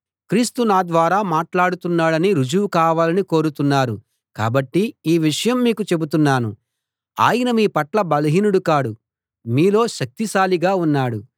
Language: Telugu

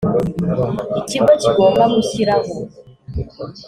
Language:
Kinyarwanda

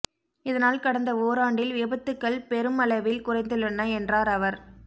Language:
Tamil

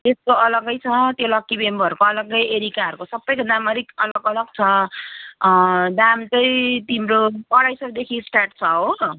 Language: Nepali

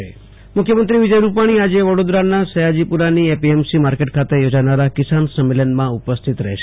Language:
Gujarati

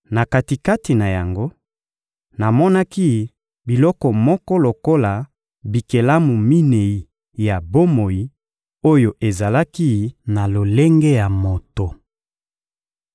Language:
Lingala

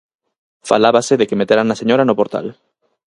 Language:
Galician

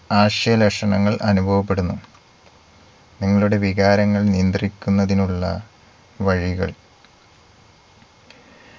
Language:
Malayalam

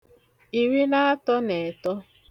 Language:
Igbo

